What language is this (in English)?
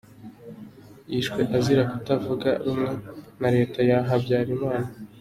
Kinyarwanda